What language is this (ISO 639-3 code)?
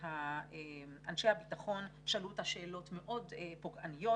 heb